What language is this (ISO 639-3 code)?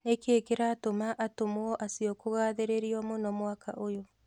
kik